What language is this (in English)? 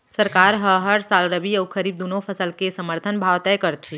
Chhattisgarhi